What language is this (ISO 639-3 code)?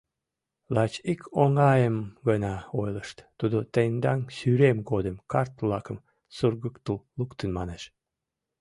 chm